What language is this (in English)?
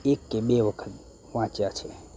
Gujarati